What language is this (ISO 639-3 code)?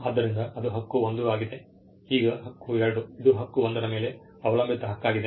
kan